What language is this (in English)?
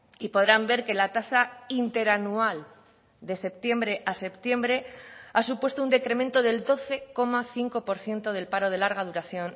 Spanish